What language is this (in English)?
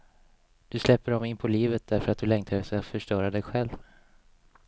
Swedish